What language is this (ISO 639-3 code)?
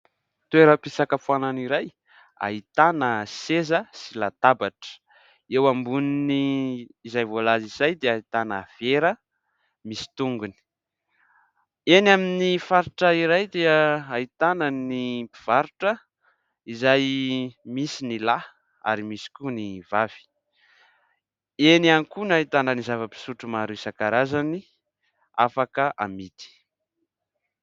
mlg